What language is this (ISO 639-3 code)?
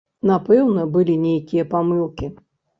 bel